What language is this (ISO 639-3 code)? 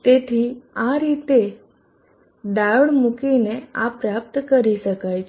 guj